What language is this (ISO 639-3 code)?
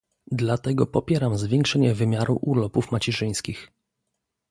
pol